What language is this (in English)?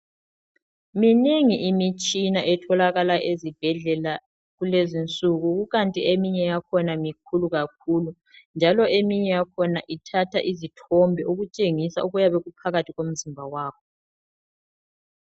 North Ndebele